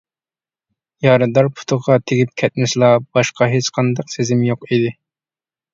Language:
Uyghur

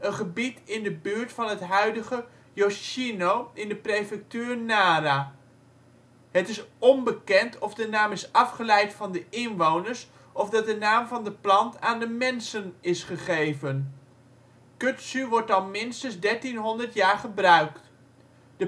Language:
Dutch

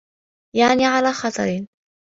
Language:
Arabic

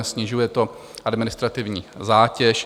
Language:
Czech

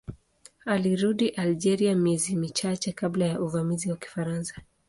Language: Swahili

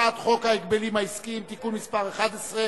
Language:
Hebrew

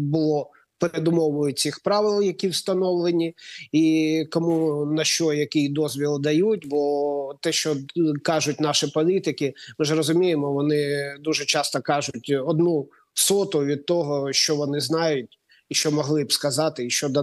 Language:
Ukrainian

